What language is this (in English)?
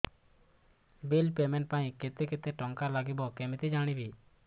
Odia